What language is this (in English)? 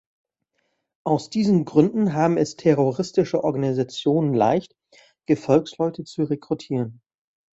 German